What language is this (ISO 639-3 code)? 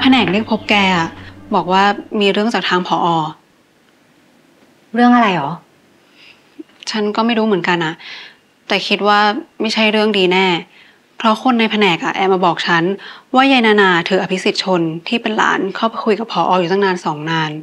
tha